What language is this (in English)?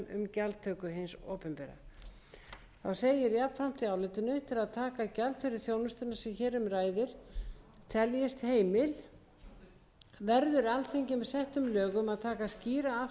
Icelandic